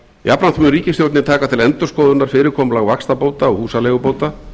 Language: Icelandic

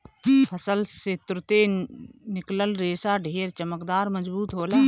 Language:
Bhojpuri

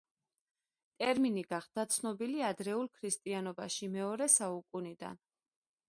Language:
Georgian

